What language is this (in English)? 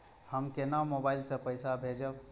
Maithili